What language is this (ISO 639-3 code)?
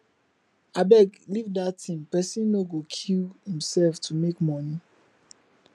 pcm